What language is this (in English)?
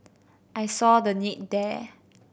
English